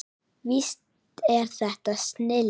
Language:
Icelandic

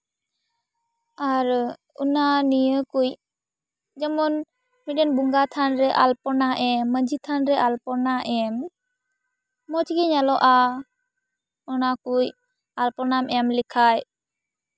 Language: Santali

